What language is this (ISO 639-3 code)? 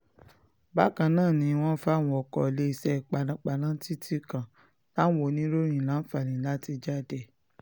yor